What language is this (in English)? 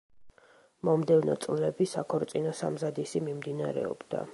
Georgian